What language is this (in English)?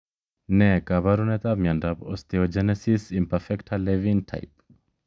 Kalenjin